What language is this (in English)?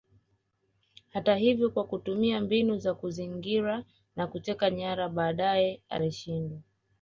Swahili